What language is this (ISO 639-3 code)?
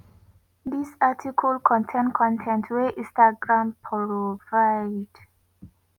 pcm